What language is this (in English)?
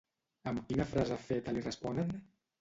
Catalan